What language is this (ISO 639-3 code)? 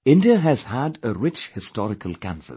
eng